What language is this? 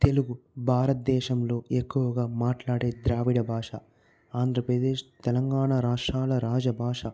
Telugu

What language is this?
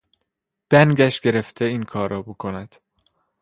Persian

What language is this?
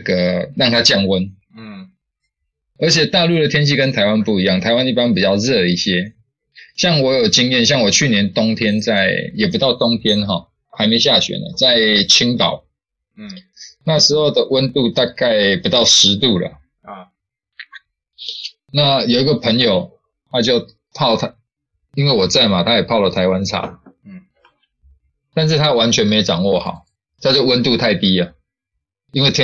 Chinese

